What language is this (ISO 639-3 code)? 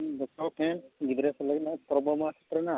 sat